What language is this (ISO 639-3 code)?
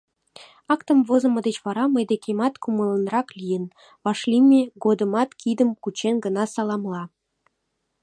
chm